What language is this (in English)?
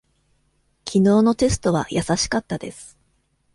Japanese